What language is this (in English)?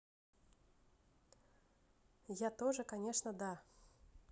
Russian